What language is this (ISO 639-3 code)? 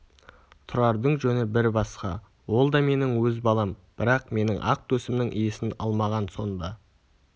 kaz